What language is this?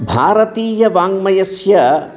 Sanskrit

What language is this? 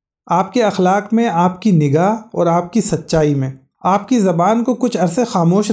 Urdu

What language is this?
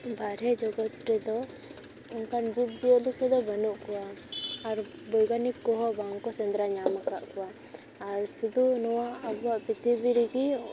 Santali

